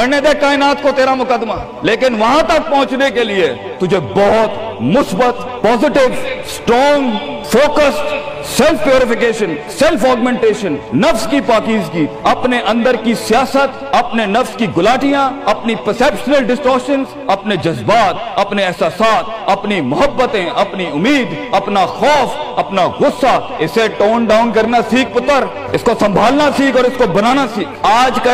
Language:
Urdu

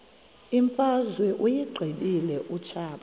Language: Xhosa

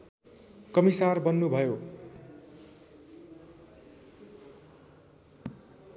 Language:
Nepali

